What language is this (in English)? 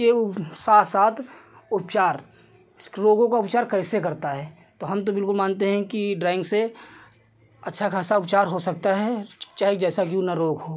Hindi